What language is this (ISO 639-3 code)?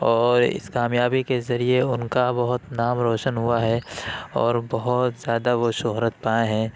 urd